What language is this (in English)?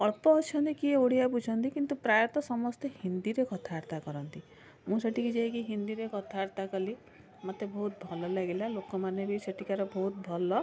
Odia